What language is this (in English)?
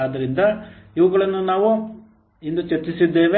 Kannada